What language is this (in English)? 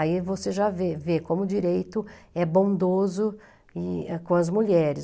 Portuguese